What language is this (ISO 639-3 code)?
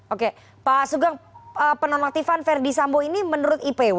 ind